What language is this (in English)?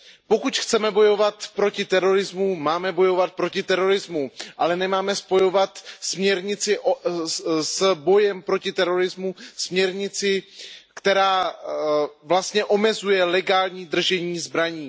Czech